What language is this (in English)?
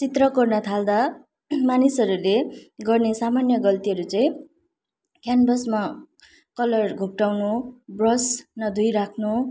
Nepali